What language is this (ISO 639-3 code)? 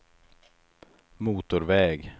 swe